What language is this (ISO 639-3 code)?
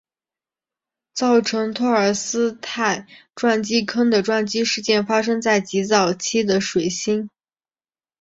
zho